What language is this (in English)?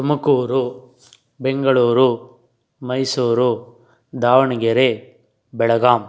Kannada